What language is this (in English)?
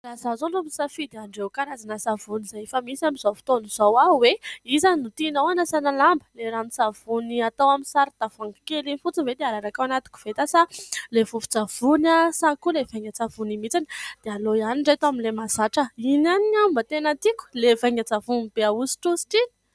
Malagasy